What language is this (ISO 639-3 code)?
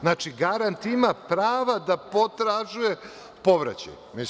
srp